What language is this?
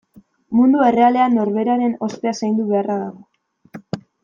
Basque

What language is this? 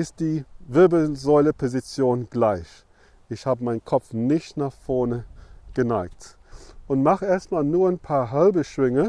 German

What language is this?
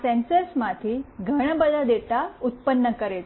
Gujarati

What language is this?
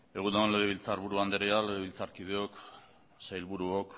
Basque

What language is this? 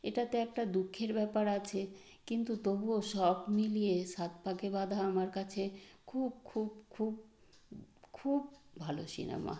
Bangla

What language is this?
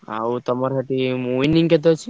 Odia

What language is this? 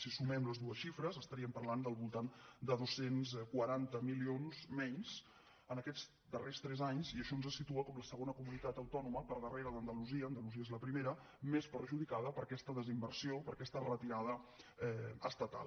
Catalan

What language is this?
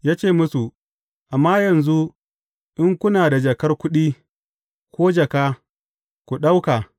Hausa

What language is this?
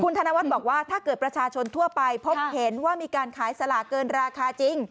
Thai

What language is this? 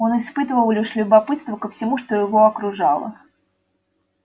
Russian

